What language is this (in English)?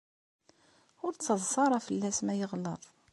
Kabyle